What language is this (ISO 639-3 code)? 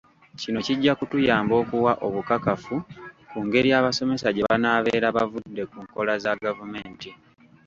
lug